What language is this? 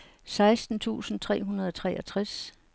Danish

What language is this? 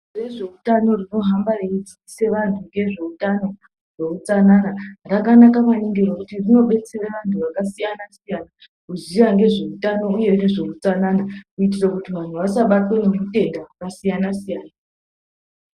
Ndau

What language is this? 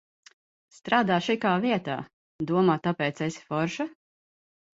Latvian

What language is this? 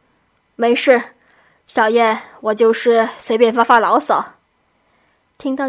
Chinese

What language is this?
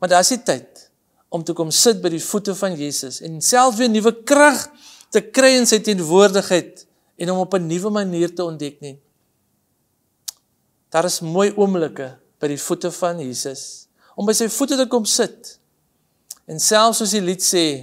Dutch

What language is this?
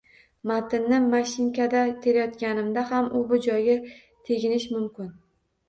Uzbek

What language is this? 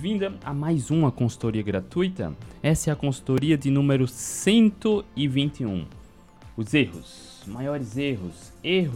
Portuguese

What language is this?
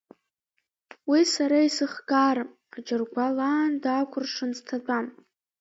Abkhazian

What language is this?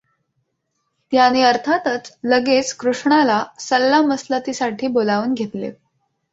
Marathi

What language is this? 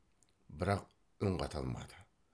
Kazakh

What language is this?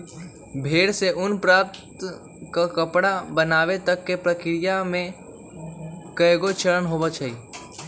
Magahi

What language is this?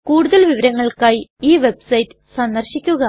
Malayalam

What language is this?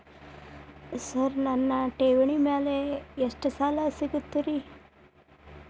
Kannada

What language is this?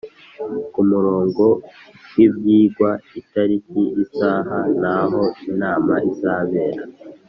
Kinyarwanda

